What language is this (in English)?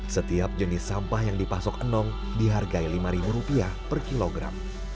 Indonesian